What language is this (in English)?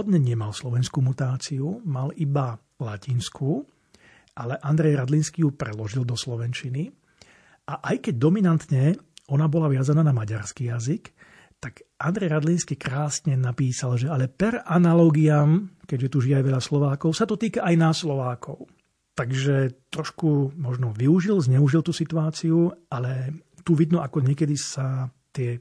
Slovak